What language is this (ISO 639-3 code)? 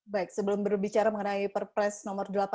ind